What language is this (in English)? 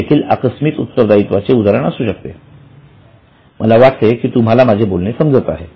Marathi